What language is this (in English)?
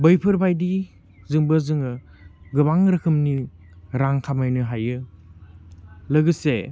Bodo